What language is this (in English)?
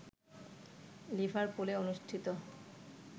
Bangla